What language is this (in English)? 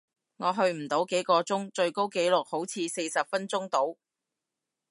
Cantonese